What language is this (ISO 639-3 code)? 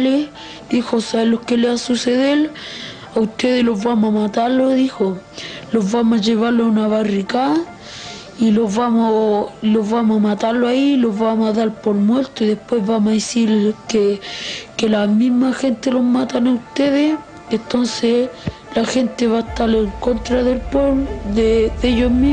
spa